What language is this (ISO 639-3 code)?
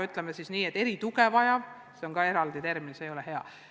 est